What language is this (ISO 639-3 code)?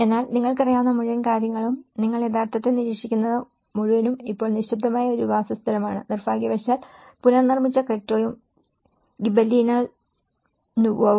mal